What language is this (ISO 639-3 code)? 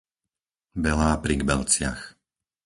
slk